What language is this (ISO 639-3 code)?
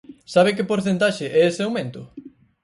glg